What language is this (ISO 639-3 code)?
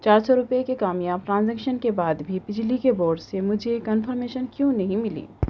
urd